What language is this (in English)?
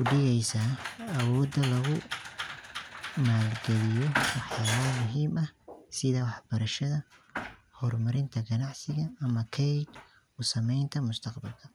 Somali